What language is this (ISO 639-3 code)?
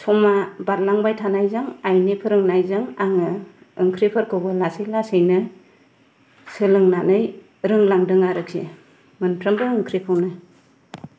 brx